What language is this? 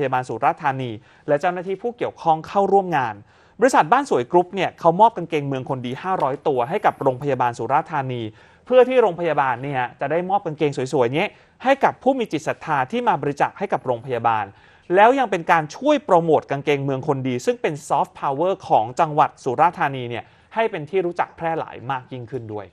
Thai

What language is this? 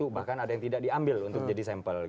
Indonesian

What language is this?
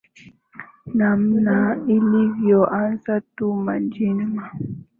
Swahili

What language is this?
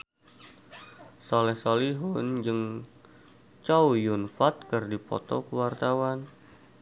Sundanese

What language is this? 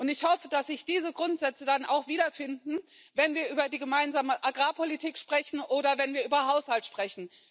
German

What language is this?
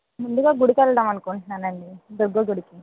Telugu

